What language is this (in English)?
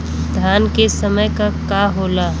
Bhojpuri